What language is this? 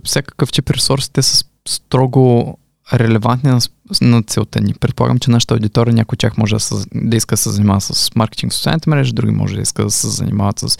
Bulgarian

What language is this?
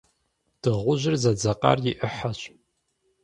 Kabardian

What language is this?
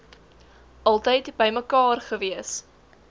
Afrikaans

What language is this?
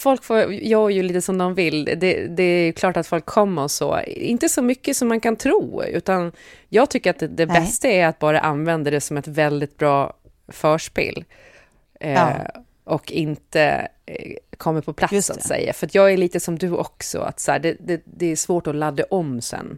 Swedish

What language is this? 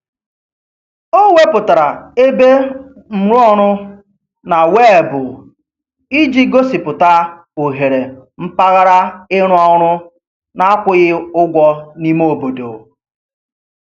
Igbo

